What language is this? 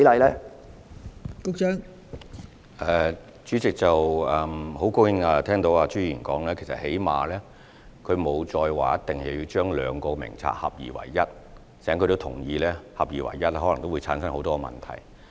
Cantonese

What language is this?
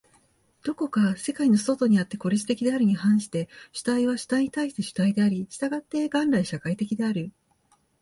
Japanese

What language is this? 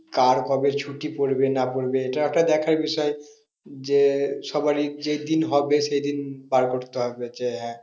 Bangla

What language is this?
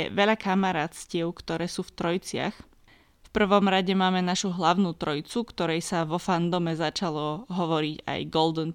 Slovak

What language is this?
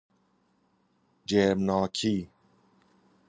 Persian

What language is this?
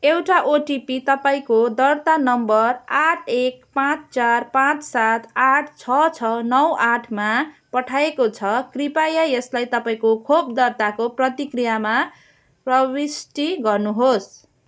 Nepali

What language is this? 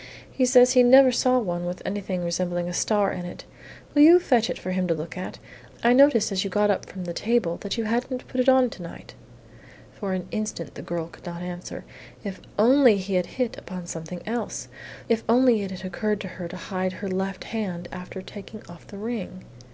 English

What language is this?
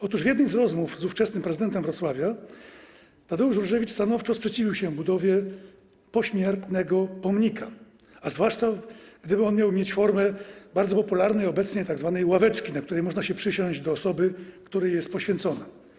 Polish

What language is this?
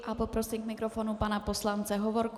Czech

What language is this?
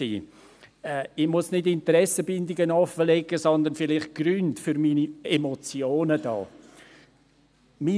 Swiss German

